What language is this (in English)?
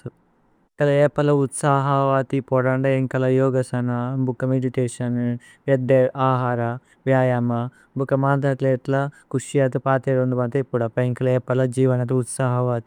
Tulu